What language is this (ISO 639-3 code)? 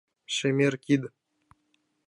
chm